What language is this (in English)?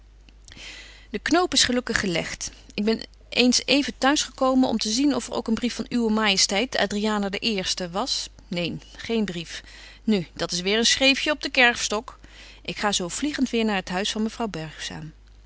Dutch